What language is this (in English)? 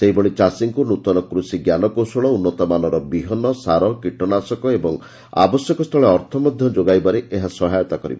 Odia